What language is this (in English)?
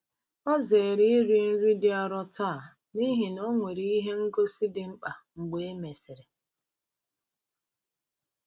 Igbo